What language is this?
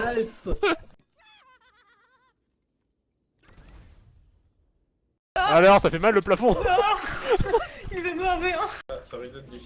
French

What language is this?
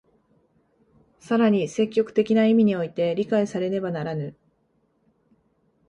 Japanese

